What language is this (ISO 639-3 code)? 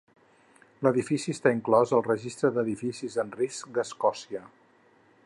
cat